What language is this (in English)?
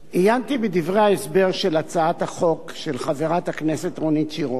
Hebrew